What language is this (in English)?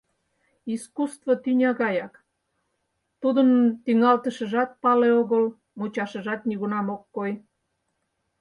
Mari